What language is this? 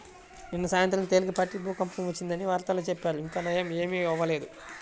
Telugu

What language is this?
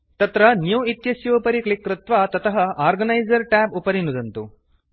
Sanskrit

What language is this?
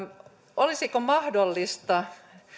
Finnish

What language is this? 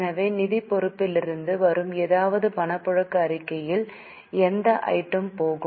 Tamil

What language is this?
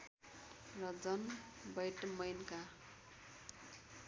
Nepali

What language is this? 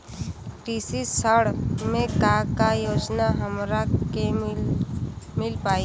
Bhojpuri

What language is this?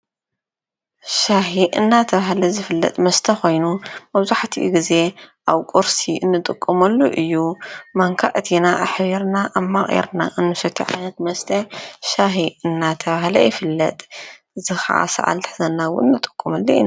Tigrinya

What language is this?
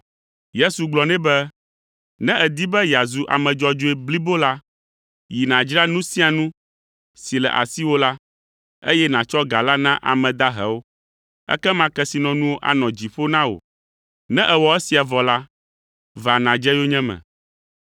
Ewe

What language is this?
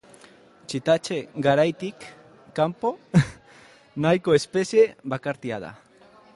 Basque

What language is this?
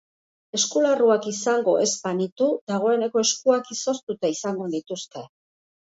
Basque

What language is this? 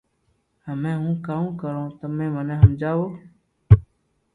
Loarki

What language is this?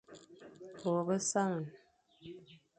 Fang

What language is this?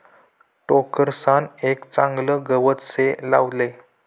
Marathi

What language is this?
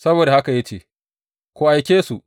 Hausa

